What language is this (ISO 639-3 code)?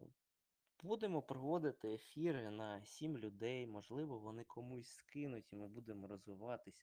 ukr